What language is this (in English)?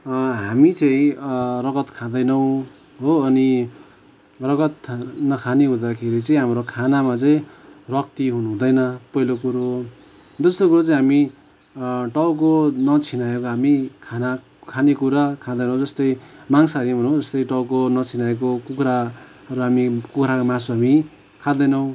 Nepali